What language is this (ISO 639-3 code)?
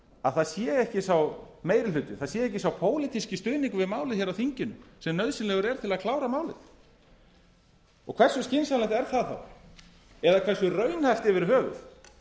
isl